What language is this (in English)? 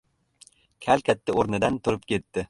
Uzbek